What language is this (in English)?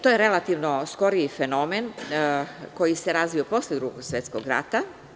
Serbian